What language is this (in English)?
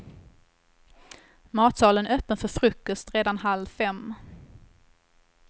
Swedish